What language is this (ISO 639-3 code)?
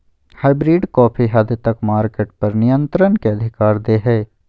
mag